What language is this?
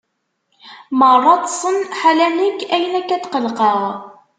Kabyle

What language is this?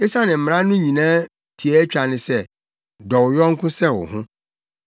Akan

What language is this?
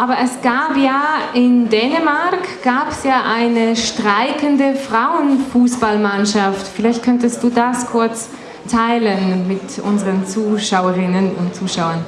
German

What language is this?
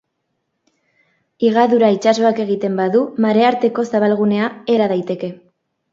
Basque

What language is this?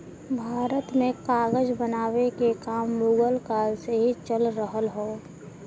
Bhojpuri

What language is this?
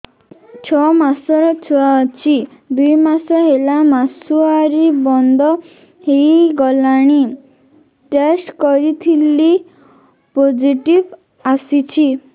Odia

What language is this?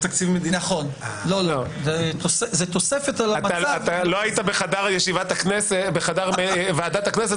Hebrew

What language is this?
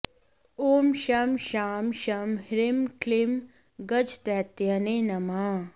Sanskrit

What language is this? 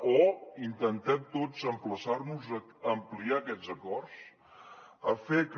Catalan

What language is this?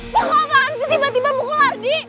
Indonesian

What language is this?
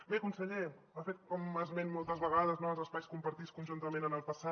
Catalan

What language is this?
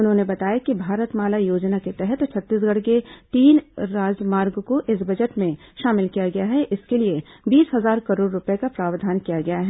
Hindi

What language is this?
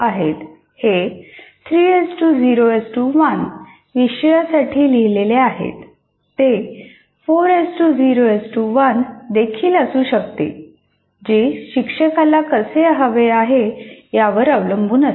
Marathi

